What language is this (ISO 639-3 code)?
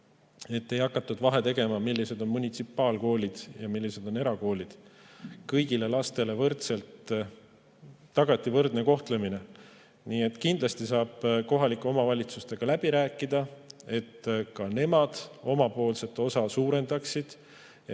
est